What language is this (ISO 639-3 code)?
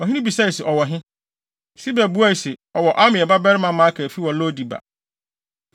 aka